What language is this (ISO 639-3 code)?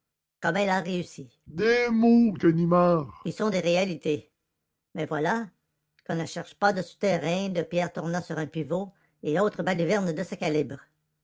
fra